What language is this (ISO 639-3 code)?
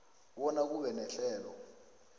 nbl